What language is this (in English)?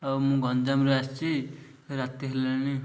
Odia